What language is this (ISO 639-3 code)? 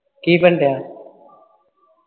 pan